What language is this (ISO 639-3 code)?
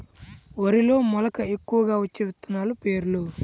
tel